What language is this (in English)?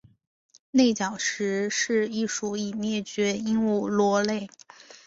Chinese